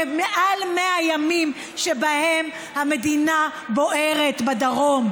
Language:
Hebrew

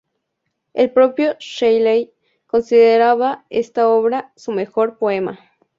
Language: Spanish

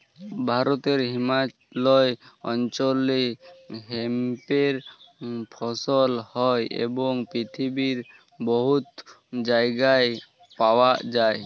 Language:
Bangla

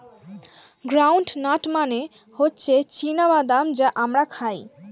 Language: Bangla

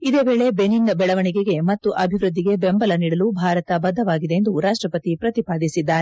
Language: Kannada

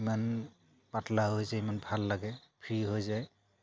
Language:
Assamese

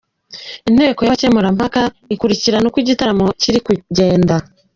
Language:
Kinyarwanda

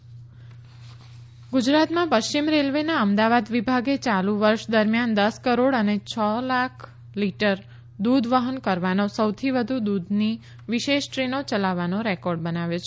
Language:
Gujarati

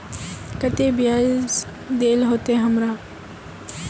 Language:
Magahi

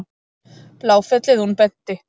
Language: Icelandic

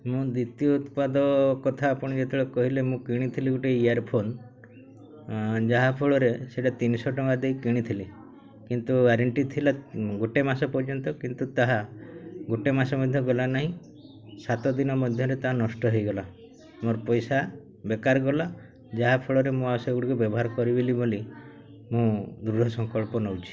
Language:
Odia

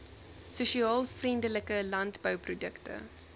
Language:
Afrikaans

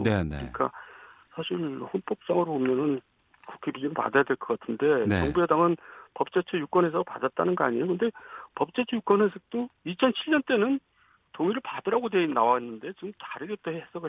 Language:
Korean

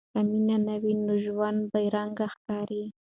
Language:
Pashto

